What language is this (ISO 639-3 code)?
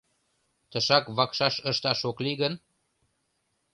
chm